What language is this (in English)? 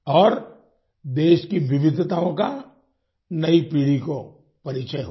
Hindi